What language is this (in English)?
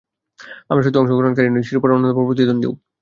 Bangla